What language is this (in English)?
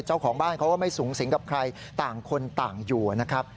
Thai